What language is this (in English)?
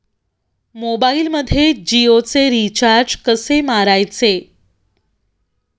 Marathi